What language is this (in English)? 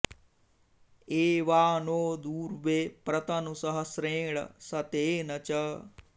Sanskrit